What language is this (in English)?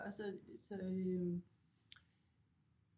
Danish